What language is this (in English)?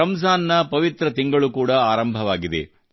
Kannada